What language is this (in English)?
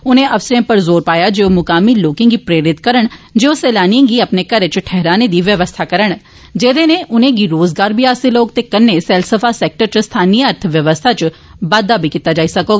Dogri